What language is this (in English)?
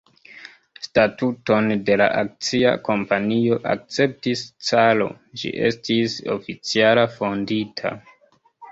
Esperanto